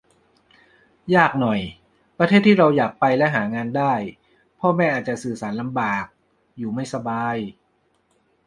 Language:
Thai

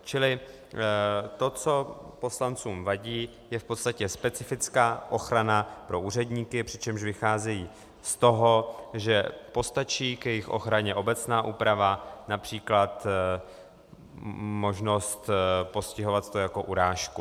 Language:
Czech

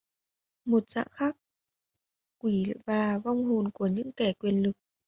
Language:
Vietnamese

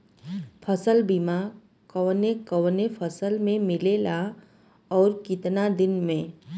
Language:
Bhojpuri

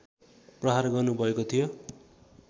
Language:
Nepali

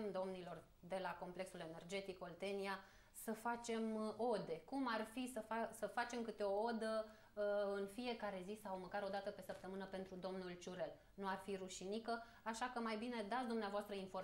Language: Romanian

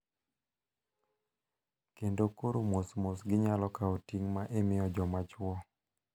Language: Luo (Kenya and Tanzania)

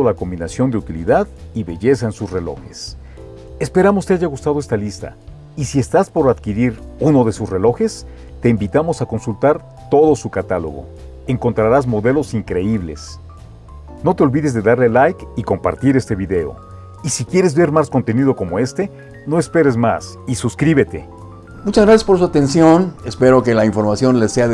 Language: Spanish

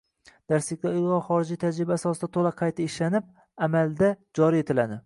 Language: Uzbek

